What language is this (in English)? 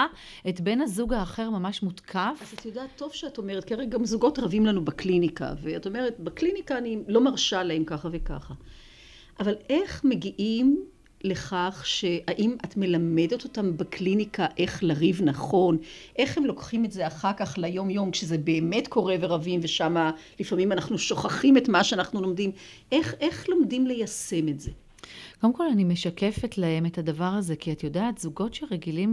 Hebrew